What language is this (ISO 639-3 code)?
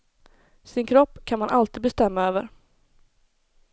swe